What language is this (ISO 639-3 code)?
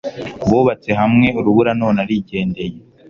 kin